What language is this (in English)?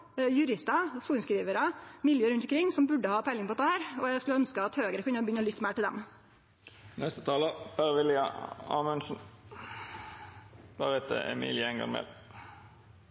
Norwegian Nynorsk